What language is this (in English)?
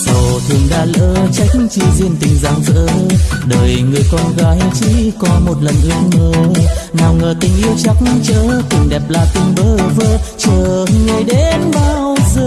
Vietnamese